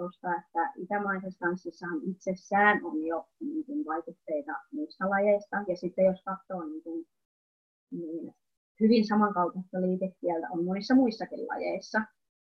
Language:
Finnish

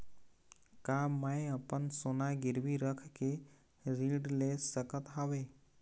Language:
Chhattisgarhi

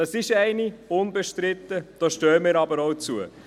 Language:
Swiss German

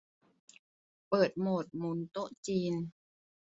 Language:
Thai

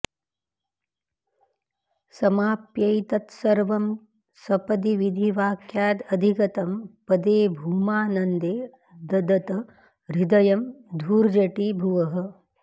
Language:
Sanskrit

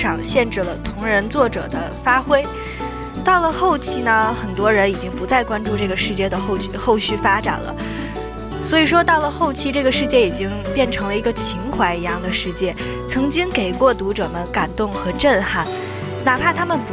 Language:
Chinese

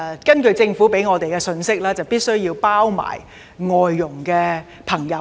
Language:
Cantonese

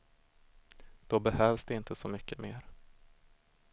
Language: Swedish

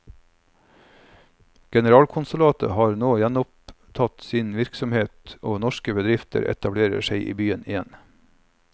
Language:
Norwegian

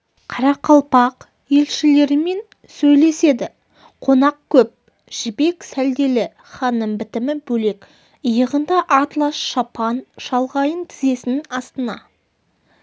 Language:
Kazakh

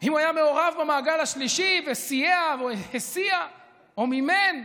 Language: Hebrew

